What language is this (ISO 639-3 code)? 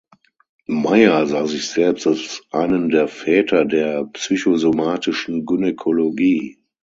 deu